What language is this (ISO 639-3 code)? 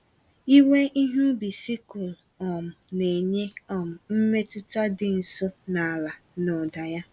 ibo